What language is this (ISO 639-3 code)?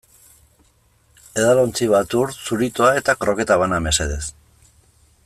eus